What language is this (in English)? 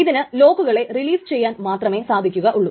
Malayalam